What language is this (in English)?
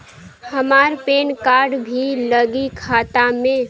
Bhojpuri